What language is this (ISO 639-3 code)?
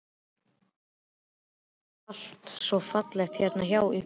isl